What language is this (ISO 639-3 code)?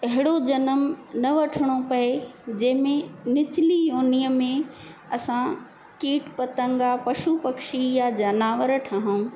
snd